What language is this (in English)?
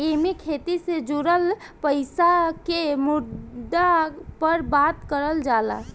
Bhojpuri